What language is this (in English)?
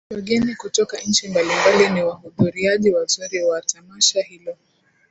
Swahili